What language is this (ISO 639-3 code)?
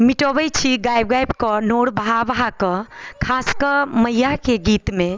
mai